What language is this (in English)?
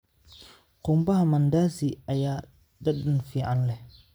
Somali